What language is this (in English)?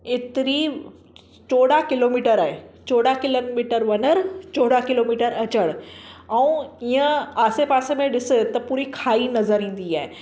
Sindhi